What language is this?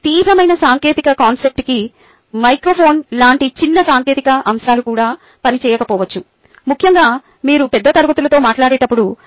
Telugu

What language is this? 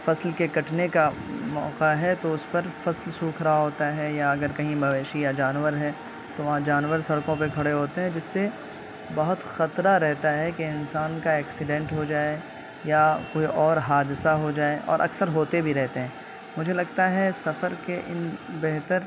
Urdu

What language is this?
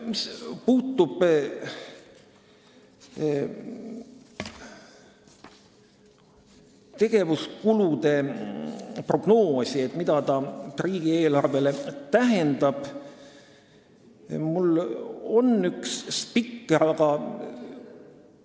Estonian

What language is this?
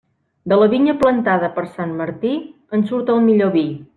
Catalan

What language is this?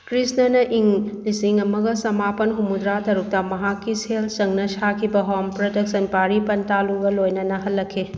Manipuri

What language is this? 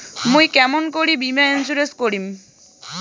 Bangla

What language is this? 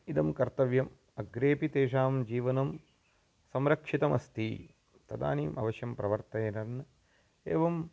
Sanskrit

